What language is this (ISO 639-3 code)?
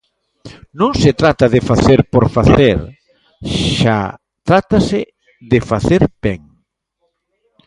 glg